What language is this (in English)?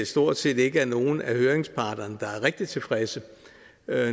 Danish